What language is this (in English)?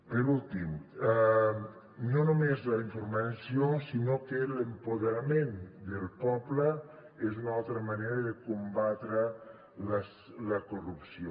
Catalan